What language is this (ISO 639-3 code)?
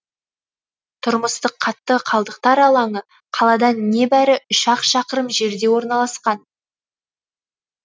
kaz